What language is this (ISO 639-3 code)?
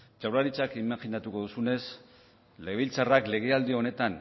eus